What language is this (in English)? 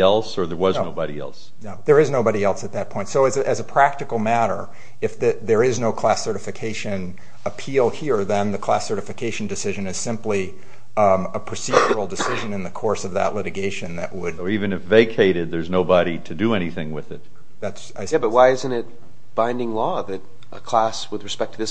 English